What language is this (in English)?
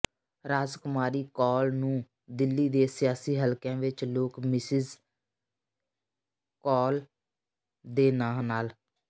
Punjabi